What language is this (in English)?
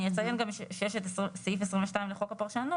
Hebrew